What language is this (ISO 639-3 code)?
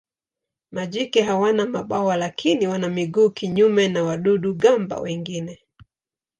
swa